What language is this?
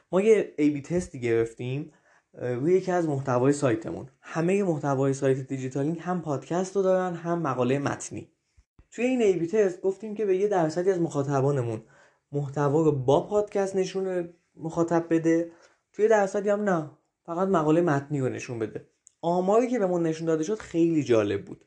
Persian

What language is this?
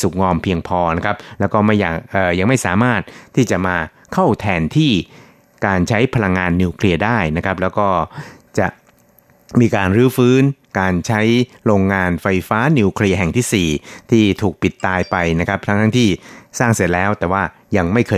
Thai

